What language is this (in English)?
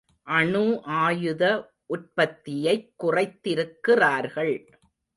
Tamil